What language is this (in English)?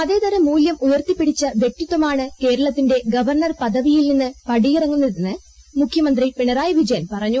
Malayalam